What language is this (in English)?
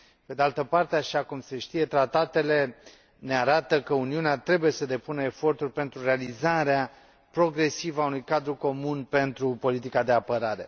Romanian